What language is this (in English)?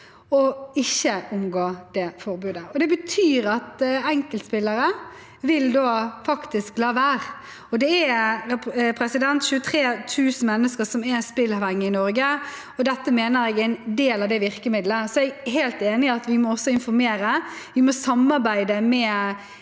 Norwegian